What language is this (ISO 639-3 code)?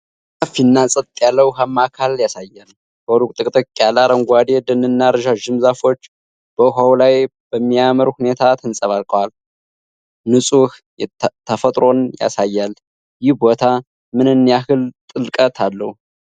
amh